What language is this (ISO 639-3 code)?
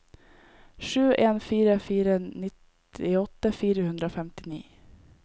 nor